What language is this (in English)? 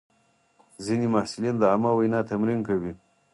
Pashto